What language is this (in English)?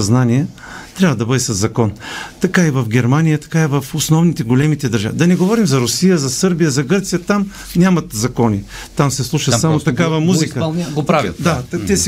Bulgarian